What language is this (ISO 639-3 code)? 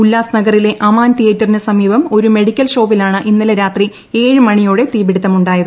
mal